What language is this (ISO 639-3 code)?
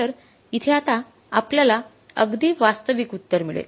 mar